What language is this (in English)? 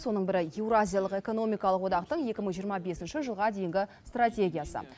Kazakh